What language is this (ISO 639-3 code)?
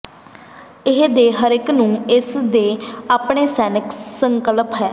pan